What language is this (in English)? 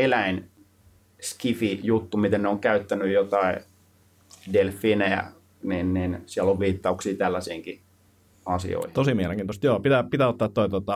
Finnish